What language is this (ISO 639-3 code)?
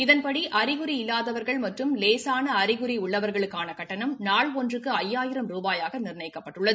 tam